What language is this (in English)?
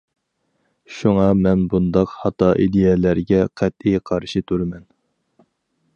Uyghur